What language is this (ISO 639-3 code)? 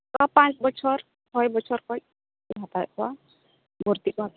sat